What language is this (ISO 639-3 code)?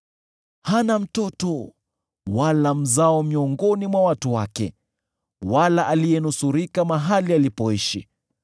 swa